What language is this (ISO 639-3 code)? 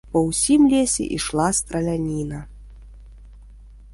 bel